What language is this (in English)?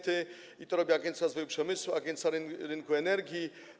Polish